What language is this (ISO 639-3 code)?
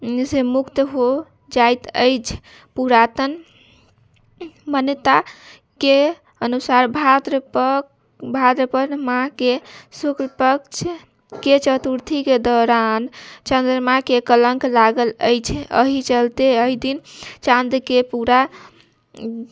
mai